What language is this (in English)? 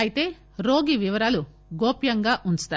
Telugu